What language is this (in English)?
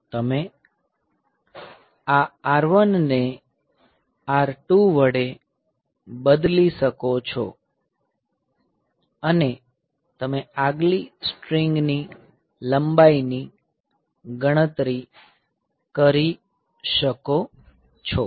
Gujarati